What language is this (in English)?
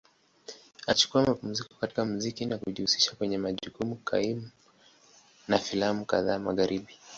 Swahili